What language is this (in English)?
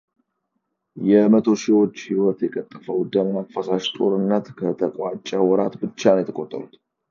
Amharic